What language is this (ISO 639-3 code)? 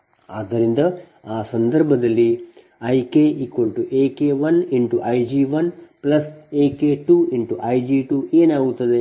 kan